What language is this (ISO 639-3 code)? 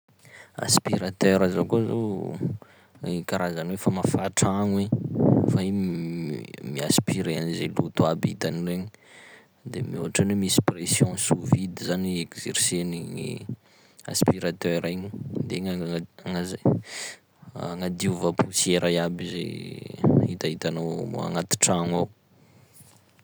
skg